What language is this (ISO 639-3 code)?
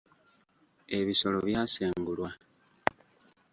lug